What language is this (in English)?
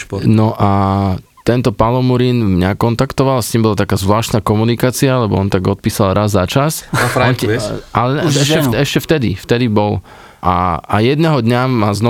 Slovak